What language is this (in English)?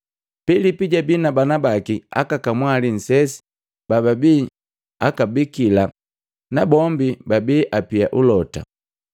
Matengo